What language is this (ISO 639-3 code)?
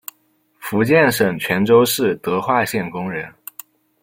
zho